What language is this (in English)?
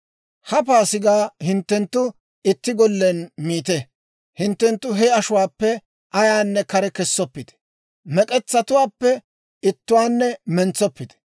Dawro